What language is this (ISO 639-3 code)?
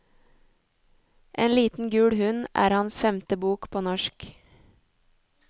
nor